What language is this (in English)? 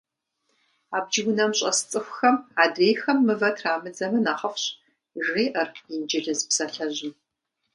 Kabardian